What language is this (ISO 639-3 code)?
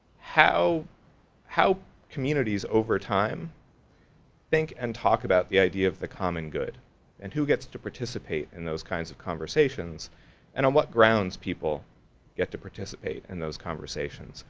eng